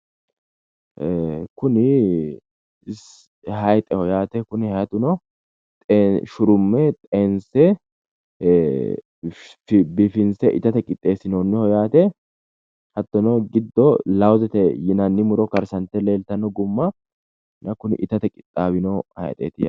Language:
Sidamo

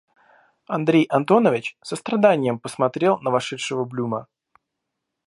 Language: Russian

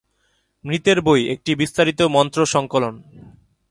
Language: Bangla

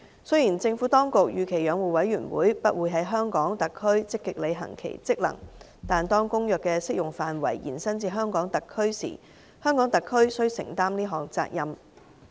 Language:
Cantonese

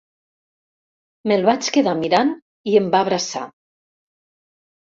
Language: Catalan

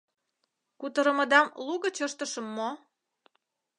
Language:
Mari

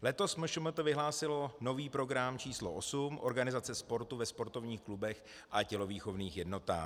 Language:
Czech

